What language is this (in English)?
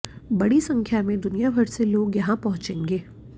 Hindi